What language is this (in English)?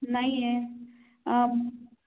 Marathi